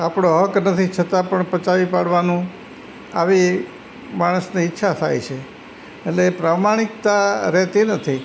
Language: Gujarati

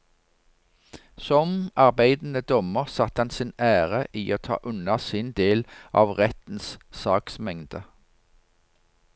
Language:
Norwegian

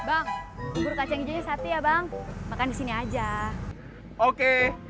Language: Indonesian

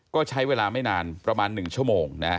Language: Thai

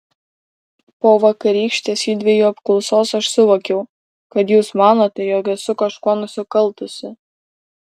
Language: Lithuanian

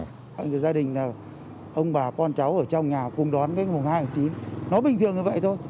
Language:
Vietnamese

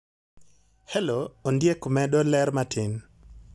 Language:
Luo (Kenya and Tanzania)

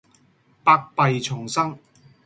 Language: Cantonese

